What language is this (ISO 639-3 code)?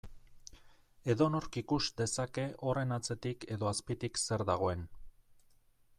eus